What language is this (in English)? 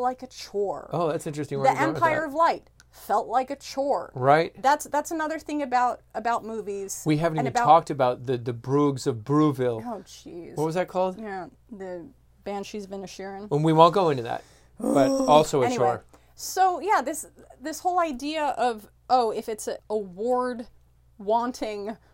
English